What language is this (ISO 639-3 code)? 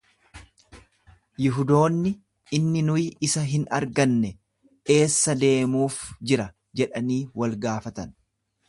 orm